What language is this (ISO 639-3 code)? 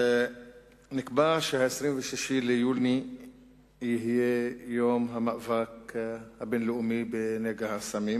heb